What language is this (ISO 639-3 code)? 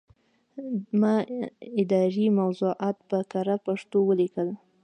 pus